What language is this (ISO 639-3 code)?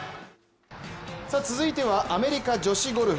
jpn